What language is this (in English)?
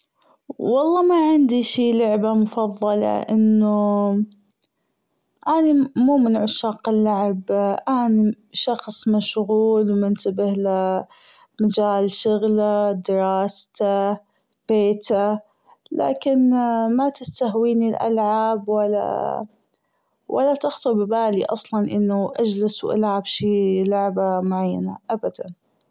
Gulf Arabic